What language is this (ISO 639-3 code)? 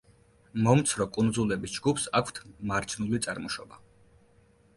kat